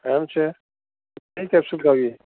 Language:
Gujarati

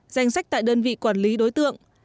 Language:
Vietnamese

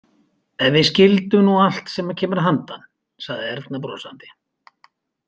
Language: Icelandic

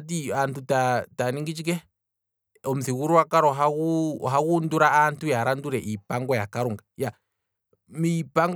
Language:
Kwambi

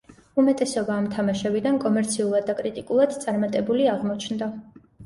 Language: Georgian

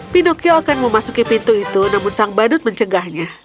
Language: Indonesian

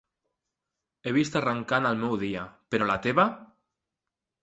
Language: Catalan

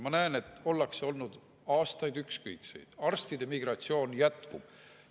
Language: Estonian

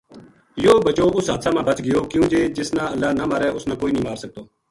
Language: Gujari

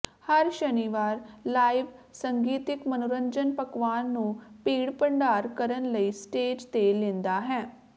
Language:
Punjabi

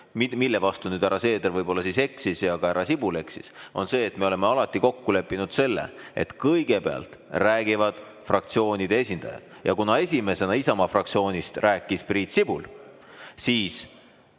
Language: Estonian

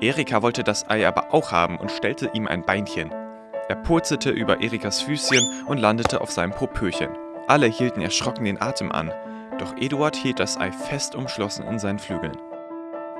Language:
German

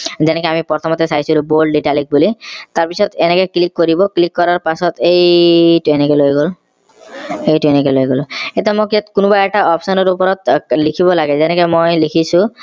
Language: Assamese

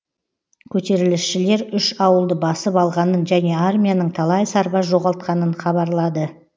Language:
Kazakh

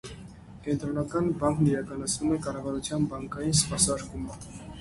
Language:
Armenian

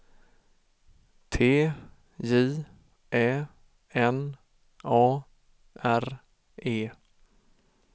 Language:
Swedish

